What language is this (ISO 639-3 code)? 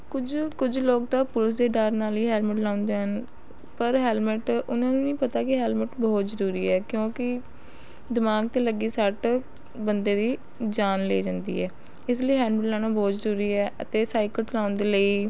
pan